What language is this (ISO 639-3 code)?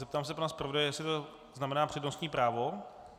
ces